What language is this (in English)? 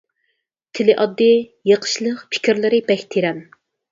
Uyghur